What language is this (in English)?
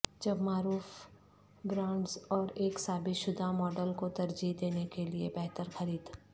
Urdu